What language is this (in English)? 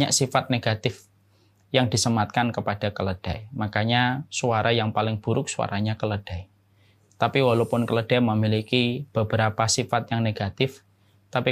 Indonesian